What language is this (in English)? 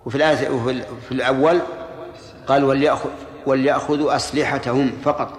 Arabic